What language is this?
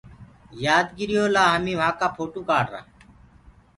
Gurgula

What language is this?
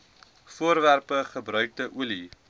Afrikaans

